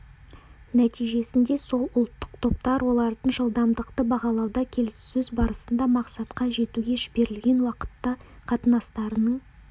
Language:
Kazakh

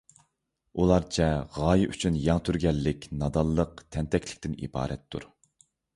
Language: Uyghur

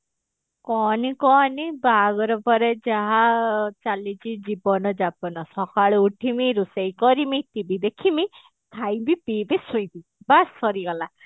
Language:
Odia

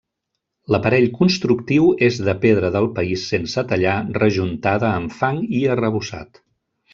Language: Catalan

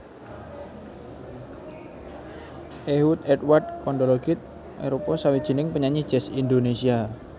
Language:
Javanese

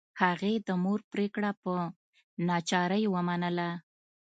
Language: Pashto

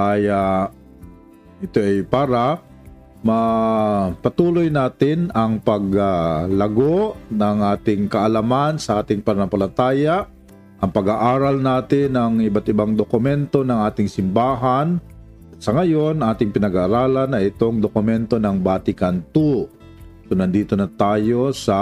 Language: Filipino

